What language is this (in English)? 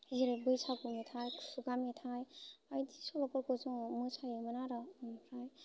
Bodo